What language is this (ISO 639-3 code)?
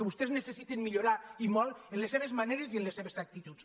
cat